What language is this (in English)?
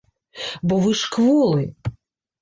Belarusian